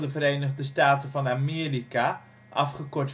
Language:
Dutch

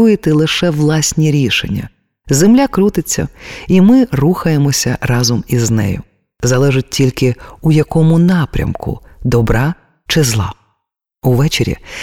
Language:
Ukrainian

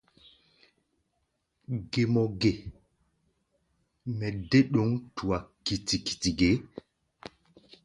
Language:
Gbaya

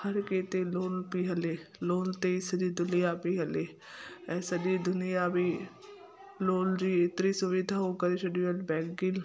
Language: Sindhi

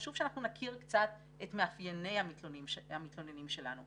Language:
Hebrew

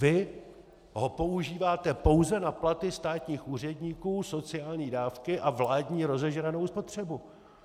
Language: Czech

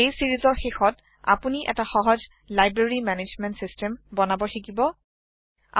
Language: Assamese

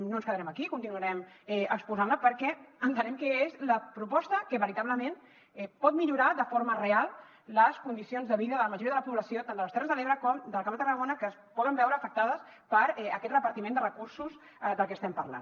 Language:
Catalan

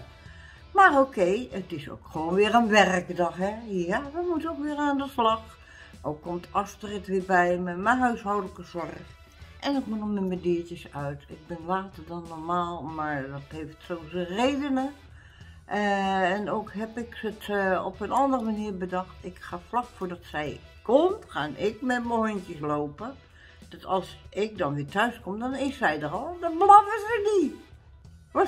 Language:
Dutch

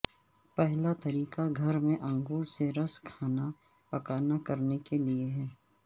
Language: Urdu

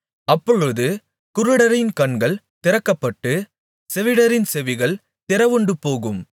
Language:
Tamil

